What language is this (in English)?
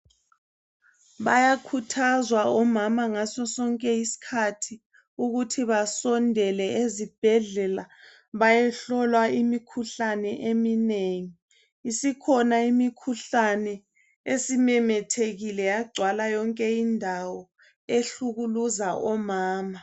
North Ndebele